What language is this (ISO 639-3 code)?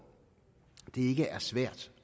dan